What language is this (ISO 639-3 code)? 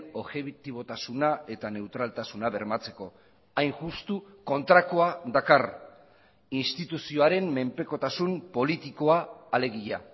eus